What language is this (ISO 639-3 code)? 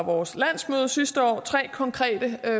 dan